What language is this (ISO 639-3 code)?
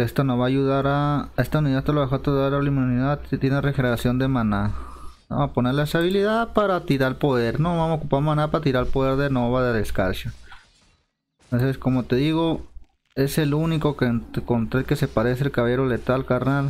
spa